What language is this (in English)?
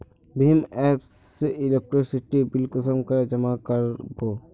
Magahi